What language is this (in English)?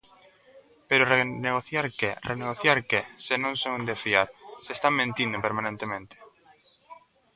Galician